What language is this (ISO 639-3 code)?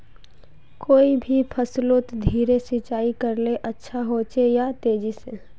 mag